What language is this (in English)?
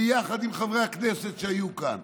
Hebrew